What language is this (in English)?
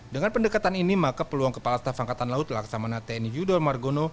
Indonesian